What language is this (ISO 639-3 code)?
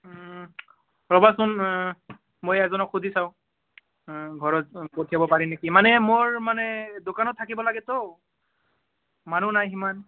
asm